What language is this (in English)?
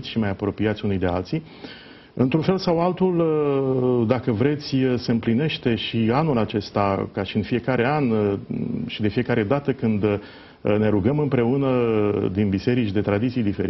Romanian